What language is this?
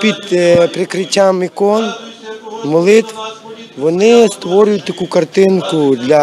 Ukrainian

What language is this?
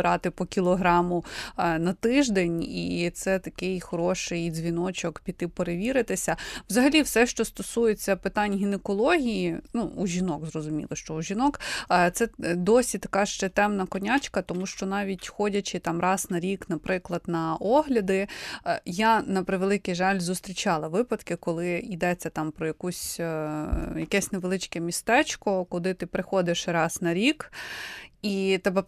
Ukrainian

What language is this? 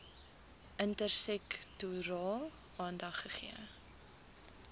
Afrikaans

